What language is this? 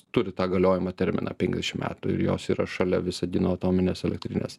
Lithuanian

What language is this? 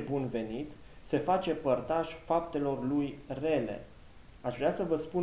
Romanian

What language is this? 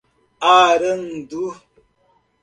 Portuguese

